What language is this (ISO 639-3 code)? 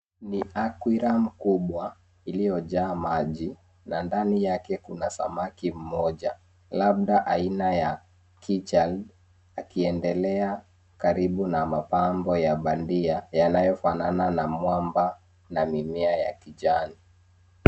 swa